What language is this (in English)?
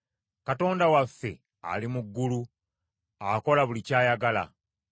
Ganda